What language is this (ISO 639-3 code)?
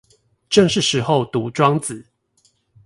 zho